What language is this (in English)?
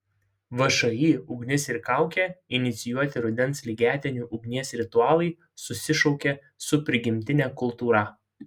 Lithuanian